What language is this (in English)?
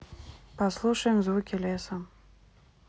Russian